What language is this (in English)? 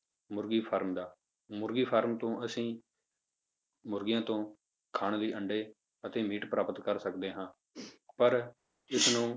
Punjabi